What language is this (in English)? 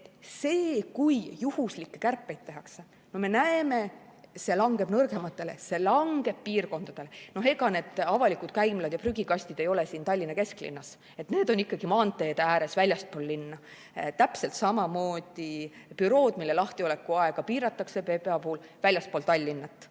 Estonian